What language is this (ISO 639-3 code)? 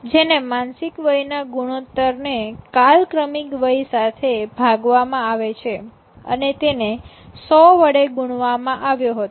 guj